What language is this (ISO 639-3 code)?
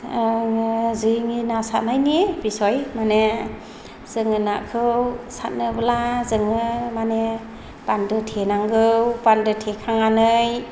brx